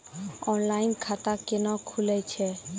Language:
Maithili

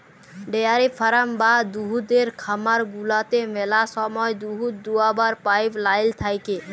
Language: Bangla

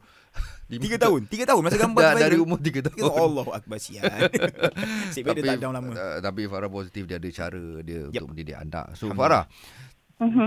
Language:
Malay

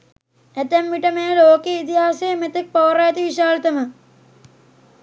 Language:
Sinhala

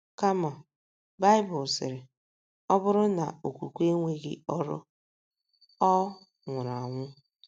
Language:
Igbo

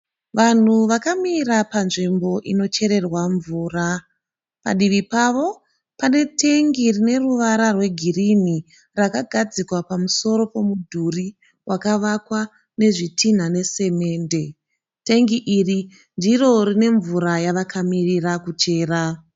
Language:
Shona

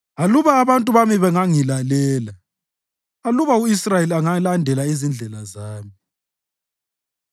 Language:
North Ndebele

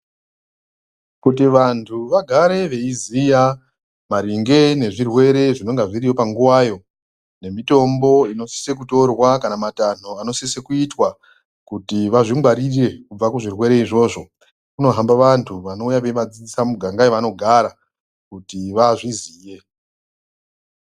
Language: Ndau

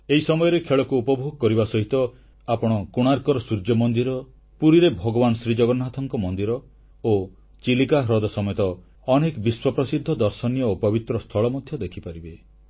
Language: Odia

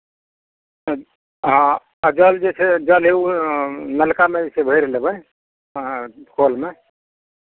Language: Maithili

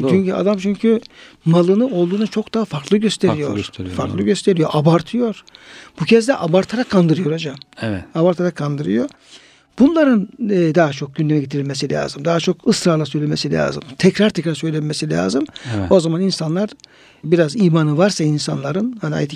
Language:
Turkish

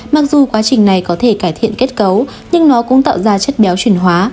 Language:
Vietnamese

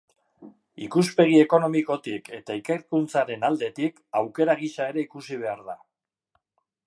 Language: Basque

